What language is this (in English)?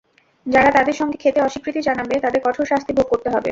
Bangla